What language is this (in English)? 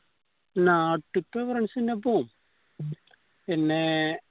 Malayalam